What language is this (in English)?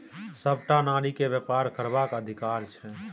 Maithili